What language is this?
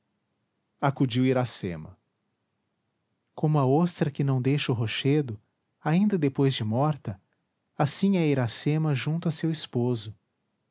Portuguese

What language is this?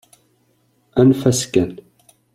Kabyle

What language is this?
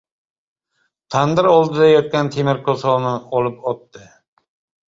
Uzbek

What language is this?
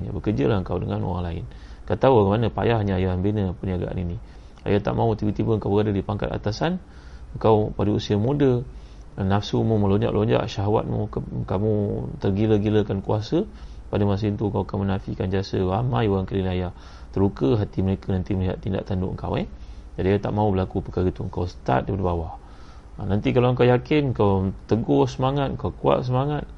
Malay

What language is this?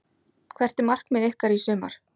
Icelandic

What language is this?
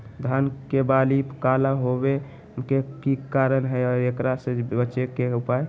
Magahi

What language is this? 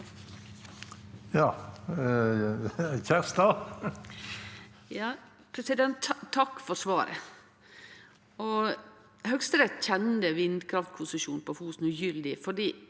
Norwegian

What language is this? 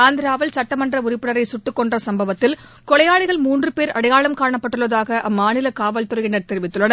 Tamil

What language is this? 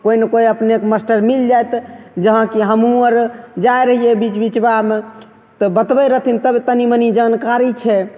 Maithili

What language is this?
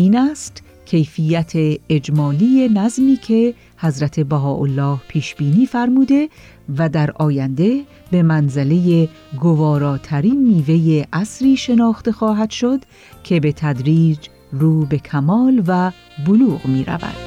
Persian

